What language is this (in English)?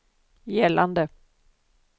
Swedish